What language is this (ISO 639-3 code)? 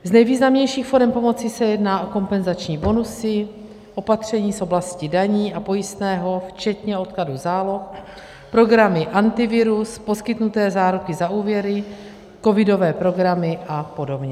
ces